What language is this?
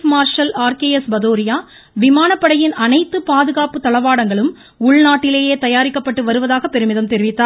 Tamil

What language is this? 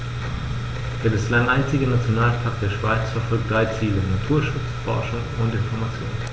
German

